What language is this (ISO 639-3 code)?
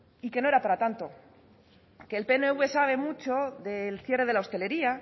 spa